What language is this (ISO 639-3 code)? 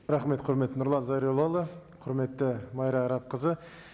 kaz